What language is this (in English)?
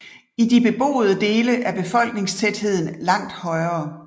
Danish